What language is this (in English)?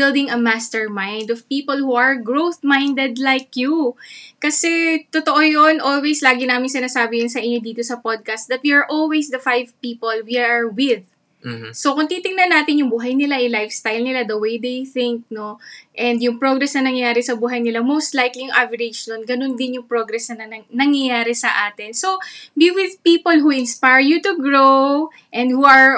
Filipino